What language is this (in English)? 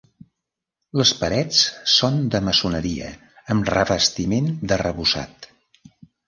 Catalan